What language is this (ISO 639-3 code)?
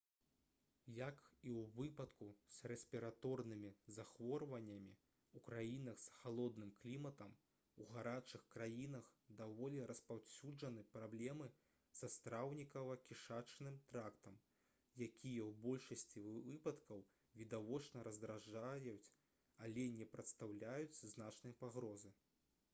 bel